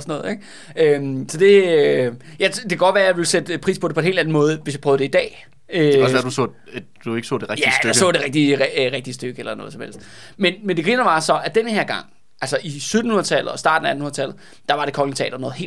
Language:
Danish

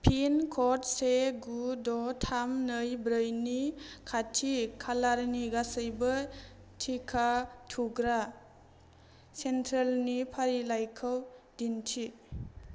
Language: Bodo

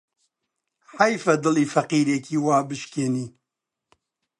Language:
Central Kurdish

